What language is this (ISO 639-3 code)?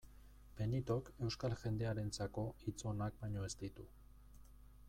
eus